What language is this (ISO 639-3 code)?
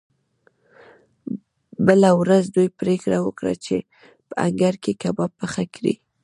pus